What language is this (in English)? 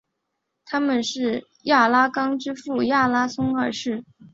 Chinese